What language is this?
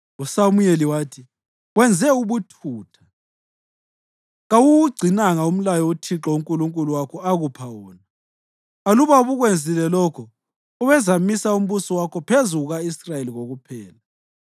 North Ndebele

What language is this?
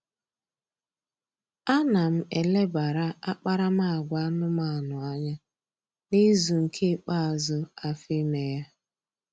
Igbo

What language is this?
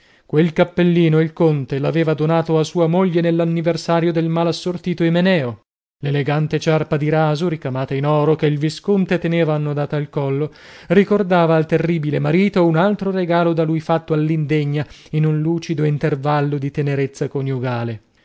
Italian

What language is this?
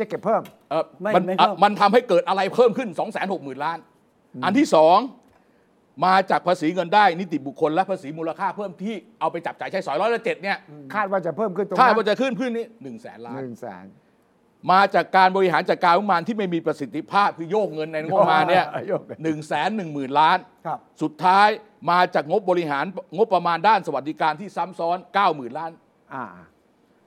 Thai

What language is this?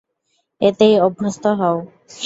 Bangla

